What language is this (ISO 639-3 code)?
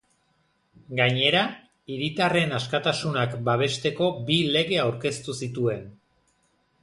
eus